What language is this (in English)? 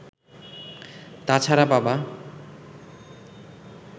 Bangla